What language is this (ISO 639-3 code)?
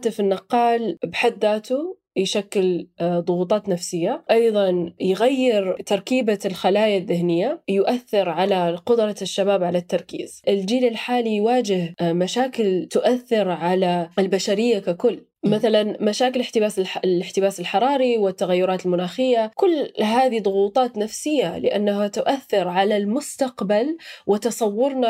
ara